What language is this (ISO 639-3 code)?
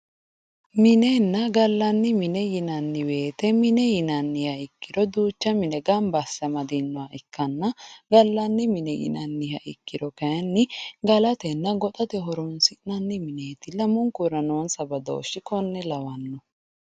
sid